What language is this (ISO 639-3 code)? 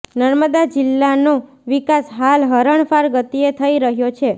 guj